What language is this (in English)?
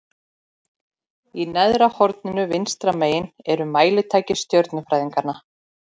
Icelandic